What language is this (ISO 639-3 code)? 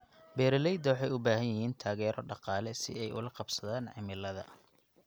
som